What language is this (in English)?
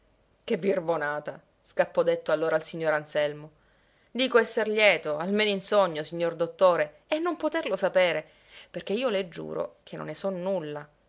Italian